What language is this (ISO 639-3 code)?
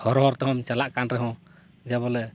sat